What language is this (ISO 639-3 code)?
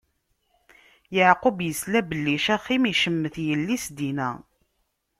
kab